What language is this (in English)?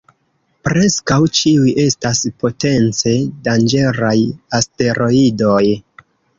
Esperanto